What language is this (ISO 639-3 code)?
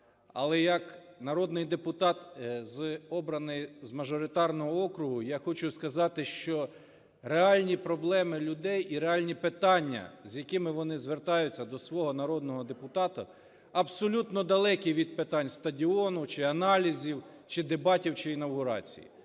ukr